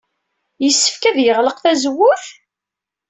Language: Kabyle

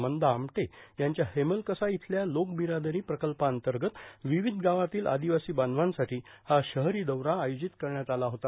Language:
Marathi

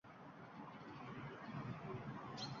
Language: Uzbek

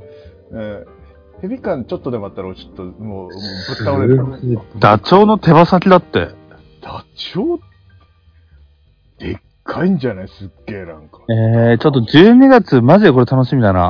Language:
Japanese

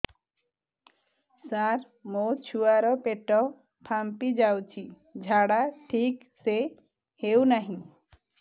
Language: Odia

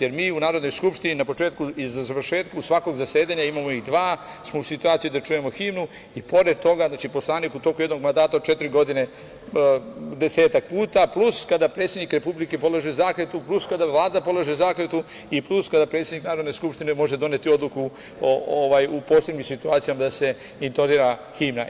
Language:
Serbian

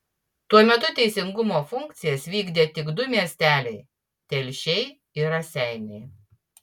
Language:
Lithuanian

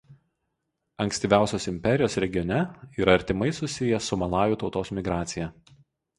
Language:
Lithuanian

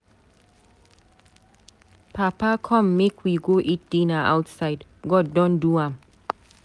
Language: Nigerian Pidgin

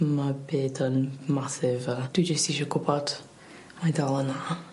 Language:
Welsh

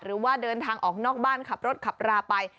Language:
Thai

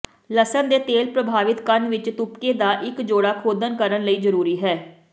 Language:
Punjabi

